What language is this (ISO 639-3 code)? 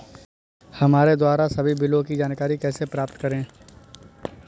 hin